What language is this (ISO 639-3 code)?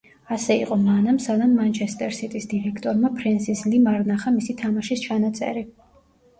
kat